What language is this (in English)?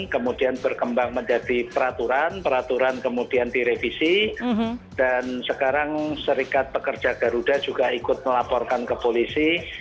Indonesian